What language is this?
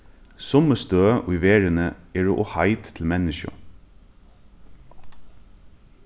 Faroese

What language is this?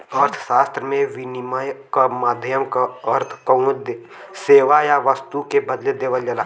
Bhojpuri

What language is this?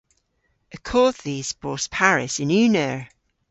Cornish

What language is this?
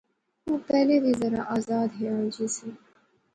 Pahari-Potwari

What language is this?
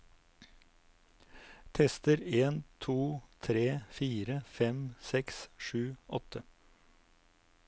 Norwegian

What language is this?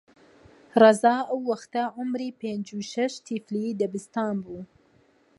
Central Kurdish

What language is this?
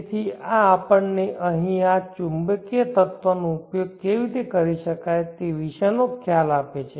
Gujarati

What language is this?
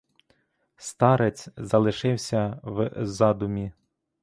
Ukrainian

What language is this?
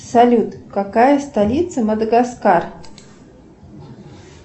Russian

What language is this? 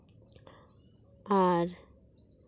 Santali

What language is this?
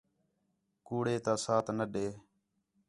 Khetrani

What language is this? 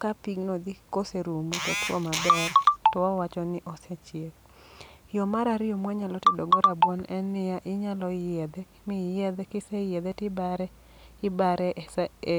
Luo (Kenya and Tanzania)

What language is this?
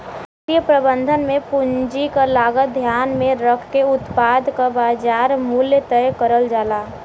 Bhojpuri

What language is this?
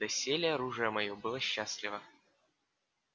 Russian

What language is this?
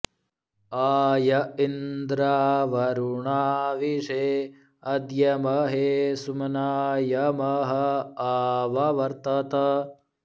Sanskrit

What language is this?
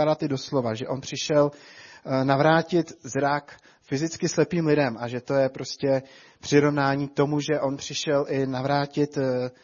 Czech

